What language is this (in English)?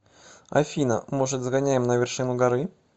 Russian